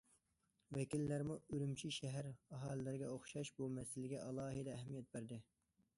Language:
Uyghur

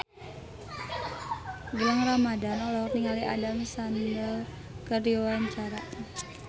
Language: Sundanese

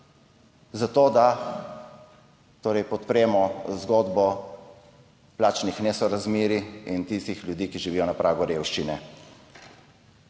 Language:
Slovenian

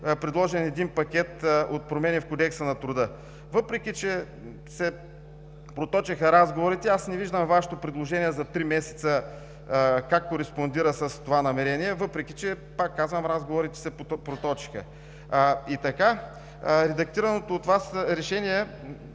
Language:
Bulgarian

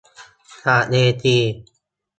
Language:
Thai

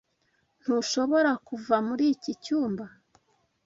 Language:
Kinyarwanda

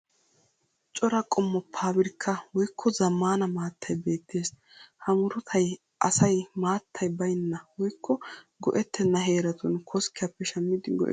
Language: Wolaytta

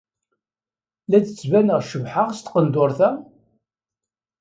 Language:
Kabyle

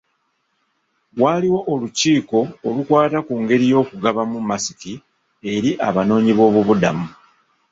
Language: Ganda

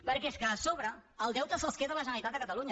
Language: Catalan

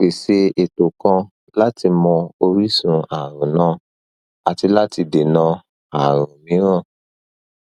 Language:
Yoruba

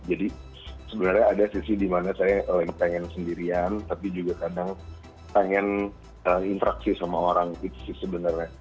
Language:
Indonesian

